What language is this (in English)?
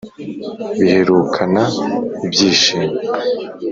Kinyarwanda